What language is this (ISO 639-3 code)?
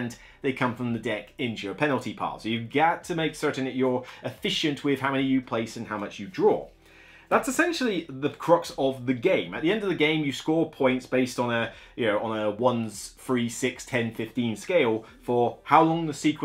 eng